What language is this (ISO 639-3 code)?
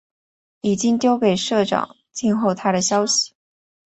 zho